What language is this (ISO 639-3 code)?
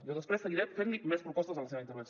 cat